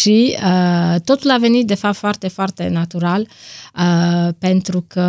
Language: Romanian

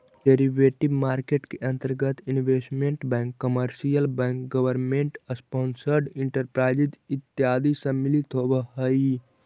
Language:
Magahi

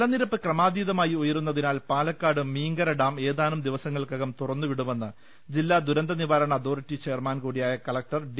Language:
Malayalam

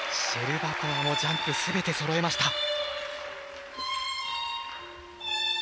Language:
Japanese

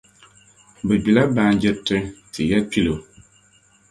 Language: Dagbani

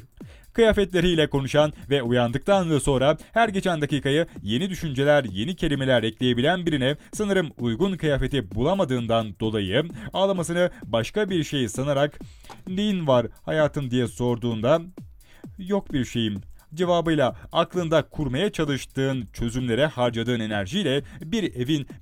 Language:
Turkish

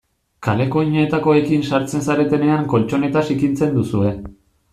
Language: Basque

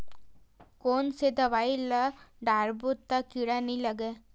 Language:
Chhattisgarhi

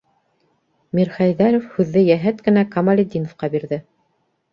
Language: Bashkir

